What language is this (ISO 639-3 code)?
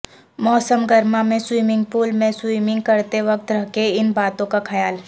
urd